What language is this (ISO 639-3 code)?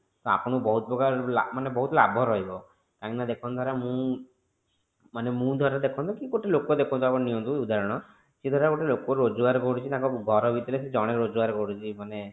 ori